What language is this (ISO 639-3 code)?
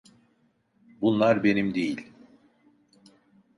tur